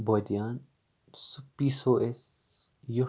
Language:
Kashmiri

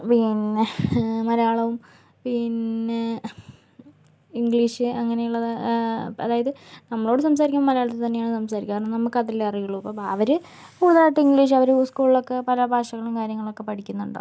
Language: Malayalam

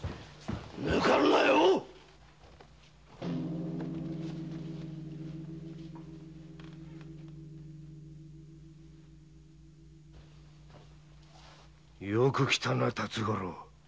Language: Japanese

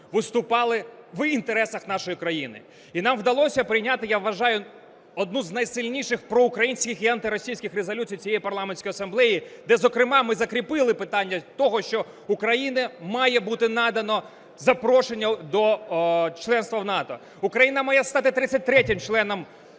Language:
Ukrainian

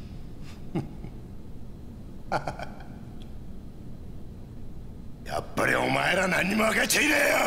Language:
Japanese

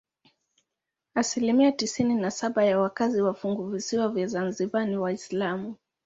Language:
Swahili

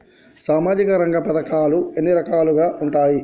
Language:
Telugu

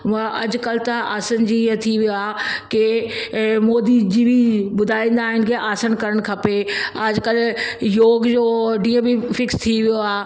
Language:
Sindhi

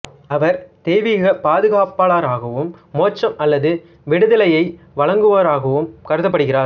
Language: Tamil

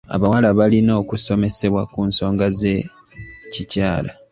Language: Ganda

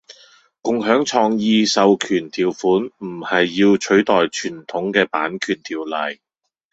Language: Cantonese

